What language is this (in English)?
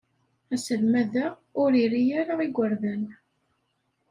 Kabyle